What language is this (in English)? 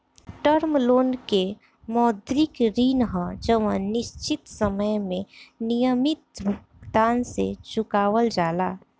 Bhojpuri